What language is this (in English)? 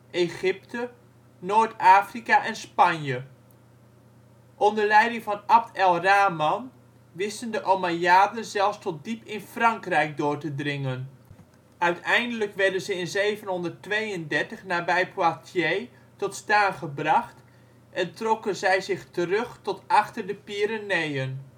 Dutch